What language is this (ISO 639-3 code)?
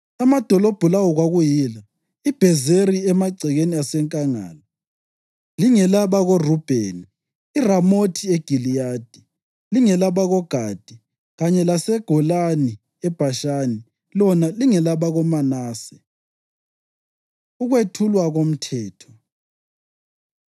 nde